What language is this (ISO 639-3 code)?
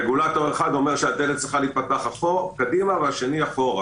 heb